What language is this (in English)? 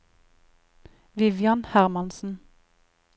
Norwegian